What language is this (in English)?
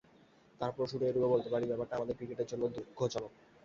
Bangla